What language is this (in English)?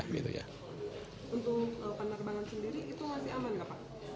Indonesian